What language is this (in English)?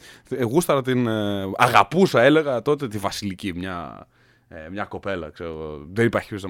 Greek